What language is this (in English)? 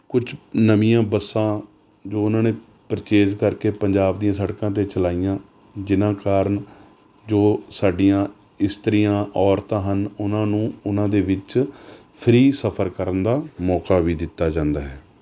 Punjabi